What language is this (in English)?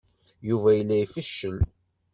Kabyle